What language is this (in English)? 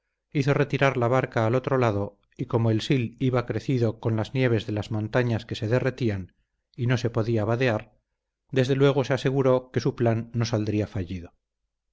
Spanish